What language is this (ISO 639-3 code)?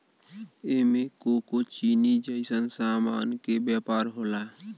bho